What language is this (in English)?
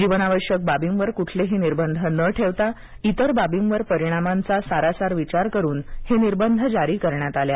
Marathi